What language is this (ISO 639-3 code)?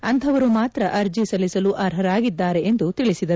kan